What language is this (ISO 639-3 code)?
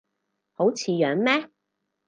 yue